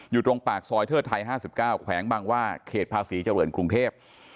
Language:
Thai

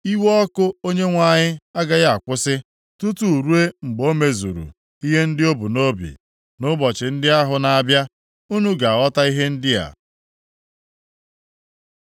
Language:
Igbo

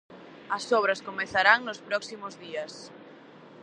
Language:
Galician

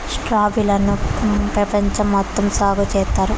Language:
Telugu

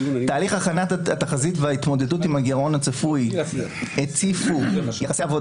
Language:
Hebrew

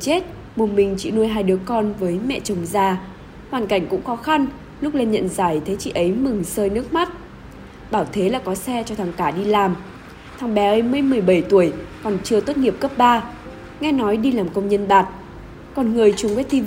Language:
Vietnamese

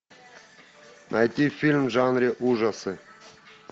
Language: Russian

